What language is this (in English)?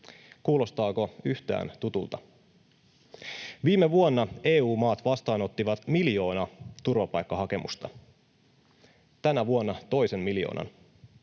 Finnish